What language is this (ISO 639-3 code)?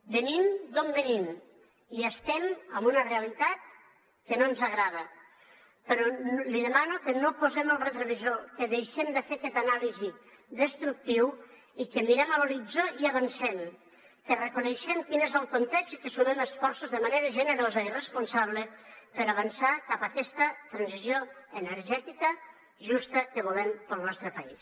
cat